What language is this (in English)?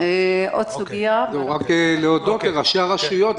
Hebrew